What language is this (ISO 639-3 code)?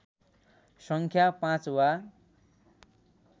nep